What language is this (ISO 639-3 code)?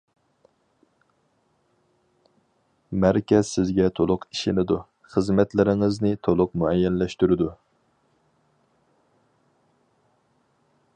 uig